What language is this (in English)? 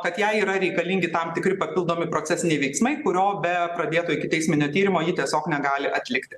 Lithuanian